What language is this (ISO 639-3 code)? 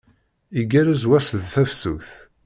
kab